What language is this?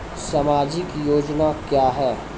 Maithili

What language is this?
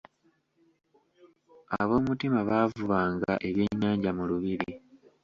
Ganda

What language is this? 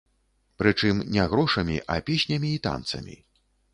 Belarusian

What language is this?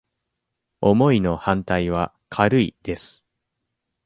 Japanese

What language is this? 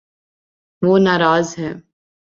Urdu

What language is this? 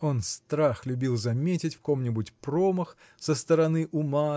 Russian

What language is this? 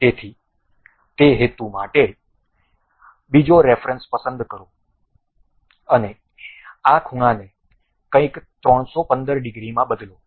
Gujarati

